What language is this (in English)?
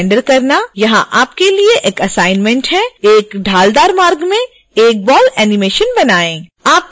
Hindi